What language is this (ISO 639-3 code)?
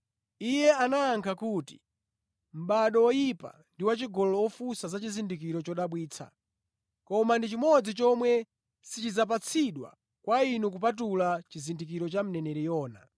nya